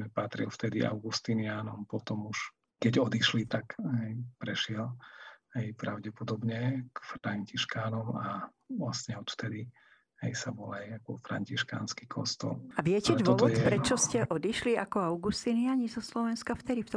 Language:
Slovak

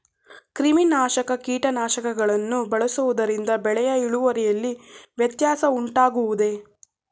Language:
Kannada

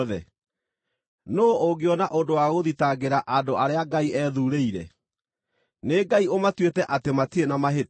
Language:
Kikuyu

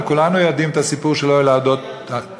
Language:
Hebrew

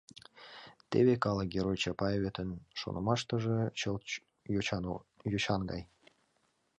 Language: Mari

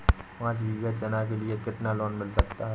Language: Hindi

